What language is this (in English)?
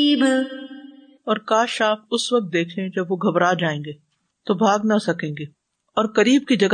Urdu